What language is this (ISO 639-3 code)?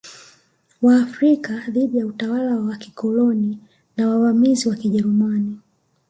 swa